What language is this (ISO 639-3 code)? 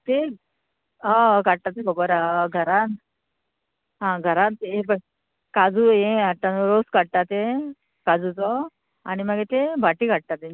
kok